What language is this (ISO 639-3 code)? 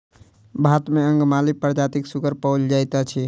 mai